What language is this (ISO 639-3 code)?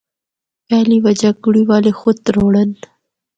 hno